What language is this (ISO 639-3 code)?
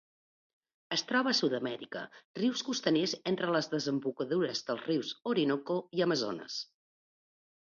cat